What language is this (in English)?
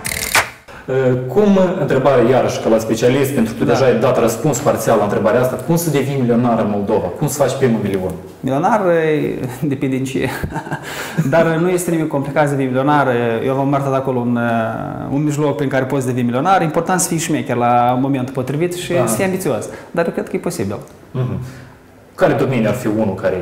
Romanian